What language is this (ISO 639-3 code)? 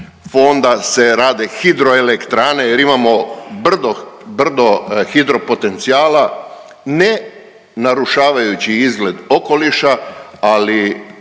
hrv